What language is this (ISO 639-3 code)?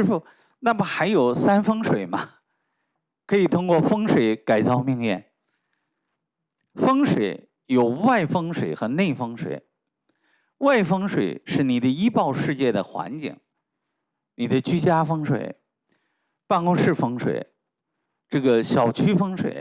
zho